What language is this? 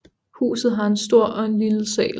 Danish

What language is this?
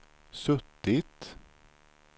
Swedish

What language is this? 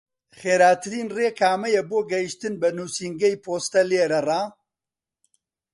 Central Kurdish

